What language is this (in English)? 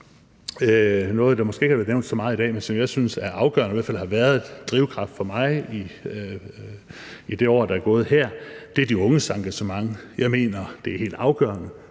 Danish